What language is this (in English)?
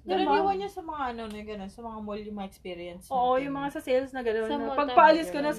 Filipino